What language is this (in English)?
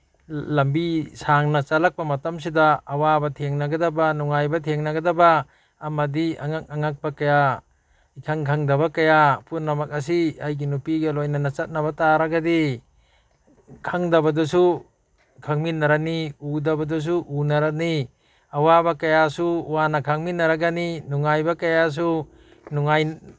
Manipuri